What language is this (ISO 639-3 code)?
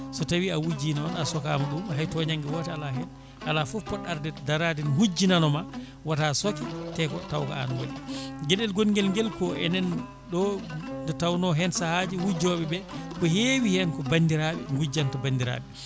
ful